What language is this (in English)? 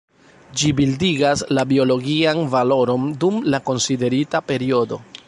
Esperanto